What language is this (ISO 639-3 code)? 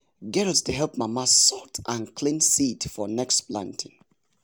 pcm